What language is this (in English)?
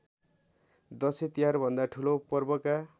Nepali